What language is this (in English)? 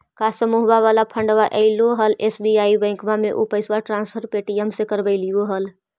Magahi